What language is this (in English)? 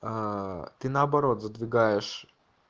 Russian